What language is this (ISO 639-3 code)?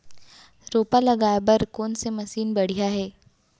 hne